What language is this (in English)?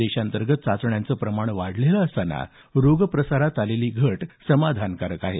Marathi